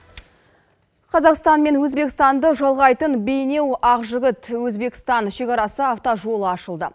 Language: Kazakh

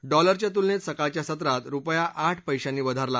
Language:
Marathi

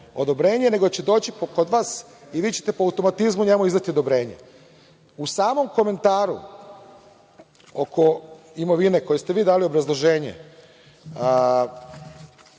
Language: Serbian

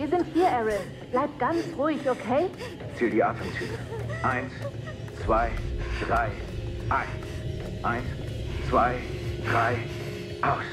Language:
German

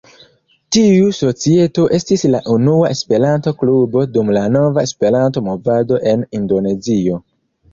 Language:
Esperanto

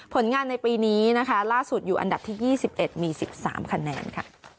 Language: Thai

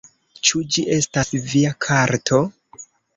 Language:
Esperanto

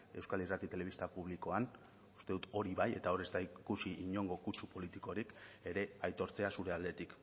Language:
Basque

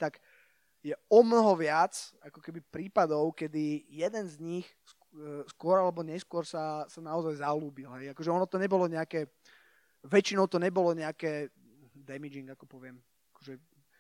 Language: Slovak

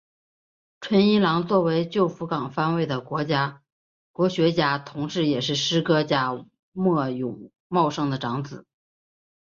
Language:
Chinese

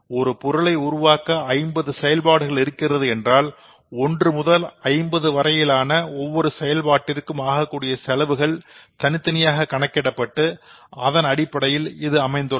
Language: Tamil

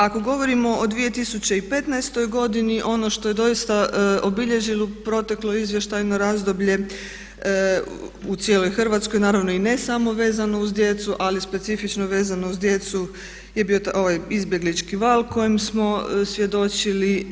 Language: Croatian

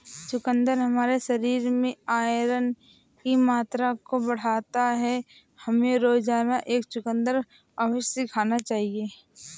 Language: Hindi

